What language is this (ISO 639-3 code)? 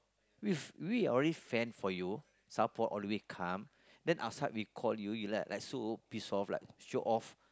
eng